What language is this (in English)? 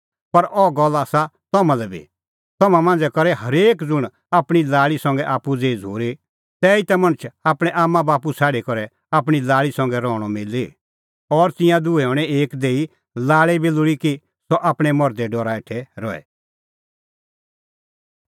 Kullu Pahari